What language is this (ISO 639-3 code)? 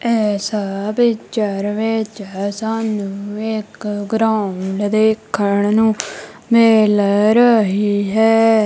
pan